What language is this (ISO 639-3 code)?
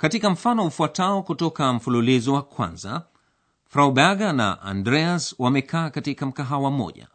swa